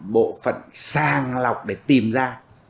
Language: Vietnamese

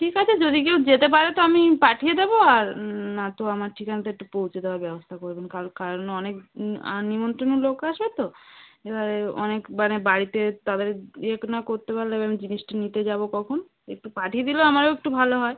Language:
Bangla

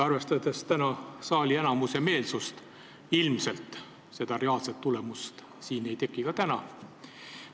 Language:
Estonian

